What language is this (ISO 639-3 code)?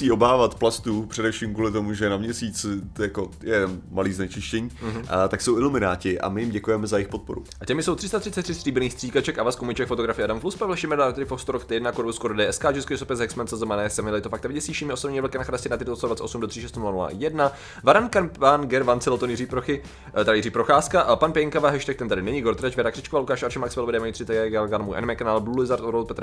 ces